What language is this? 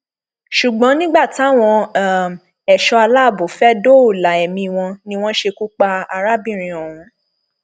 Yoruba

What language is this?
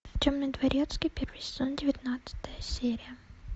Russian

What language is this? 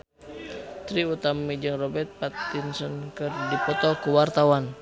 Sundanese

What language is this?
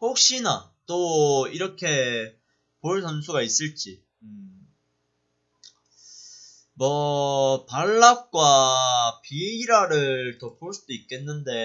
Korean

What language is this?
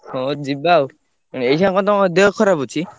Odia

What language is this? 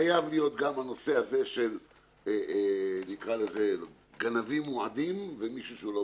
Hebrew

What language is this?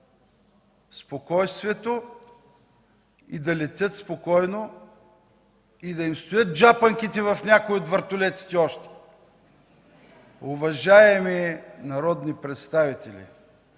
Bulgarian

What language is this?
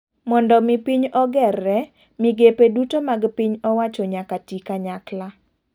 Luo (Kenya and Tanzania)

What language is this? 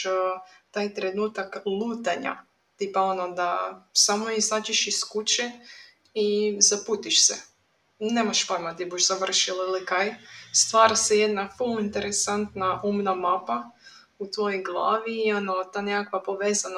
Croatian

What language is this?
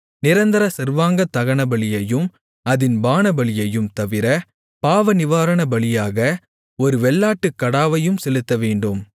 Tamil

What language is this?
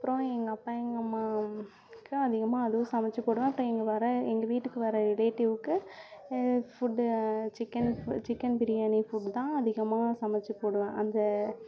Tamil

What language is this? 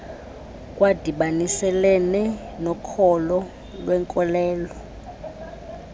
Xhosa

